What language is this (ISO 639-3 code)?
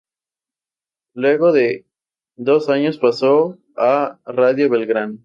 spa